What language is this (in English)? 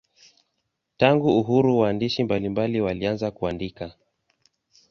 Swahili